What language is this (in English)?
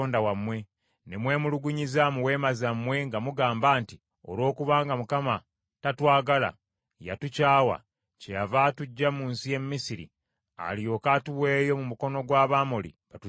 Ganda